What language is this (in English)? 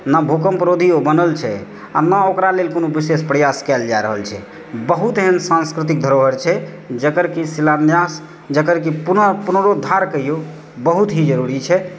Maithili